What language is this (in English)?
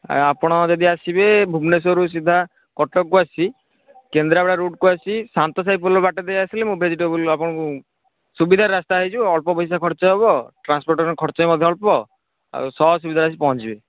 Odia